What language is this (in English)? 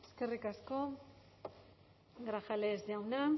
Basque